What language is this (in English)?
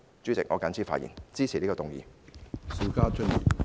Cantonese